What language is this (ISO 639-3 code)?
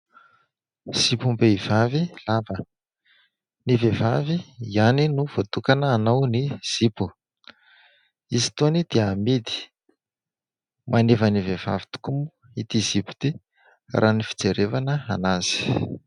mlg